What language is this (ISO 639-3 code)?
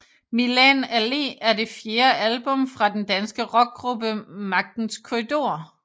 dan